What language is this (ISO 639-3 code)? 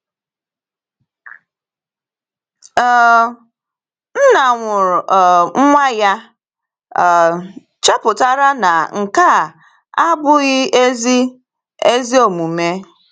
ibo